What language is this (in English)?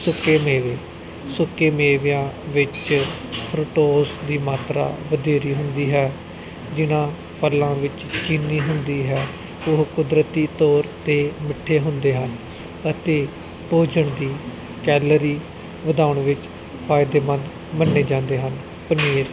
Punjabi